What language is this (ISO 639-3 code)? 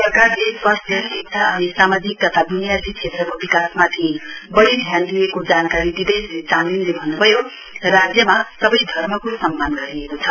nep